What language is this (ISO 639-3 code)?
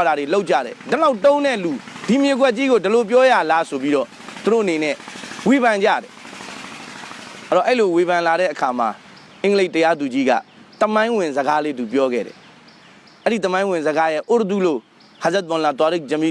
eng